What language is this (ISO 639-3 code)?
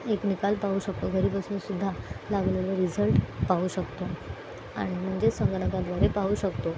mar